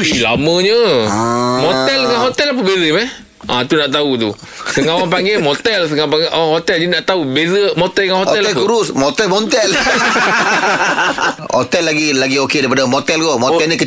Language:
Malay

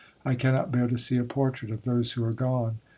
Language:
English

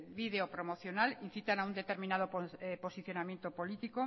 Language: Spanish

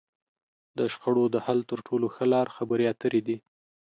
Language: Pashto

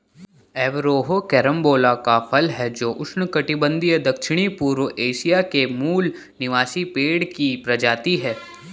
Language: Hindi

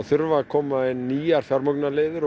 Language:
Icelandic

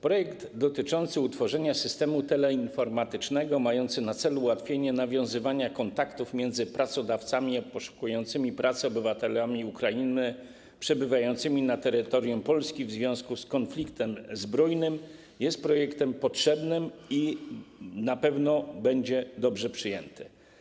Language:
Polish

